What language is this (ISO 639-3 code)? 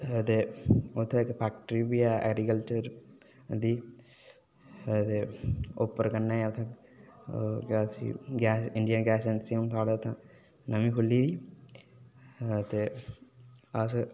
doi